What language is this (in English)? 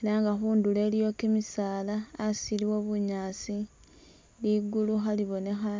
Masaaba